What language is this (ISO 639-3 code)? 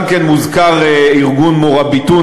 heb